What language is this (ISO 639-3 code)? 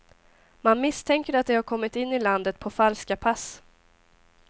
swe